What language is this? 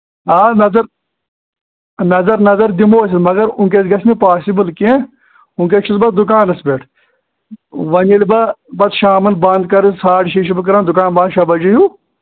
Kashmiri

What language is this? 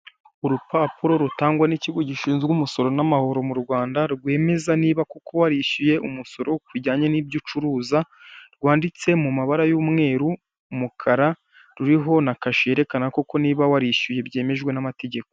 Kinyarwanda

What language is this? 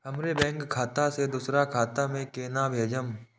Maithili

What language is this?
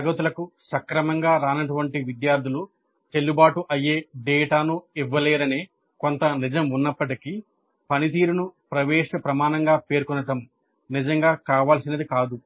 Telugu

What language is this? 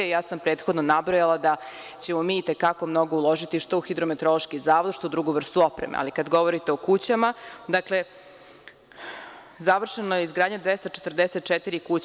Serbian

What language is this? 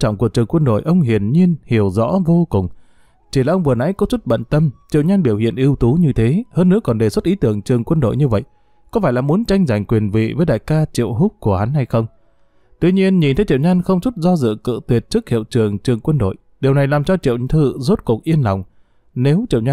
Vietnamese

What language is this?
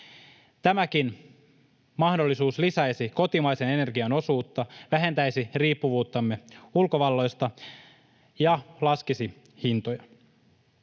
Finnish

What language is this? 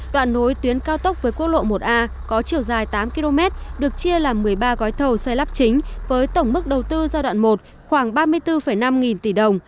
Vietnamese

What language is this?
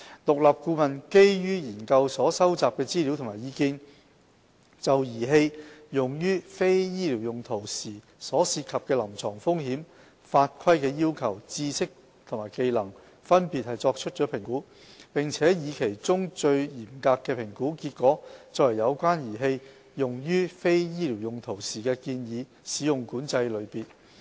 Cantonese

